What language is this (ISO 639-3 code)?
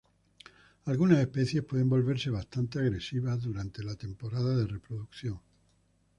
spa